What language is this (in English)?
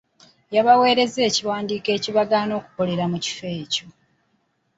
Ganda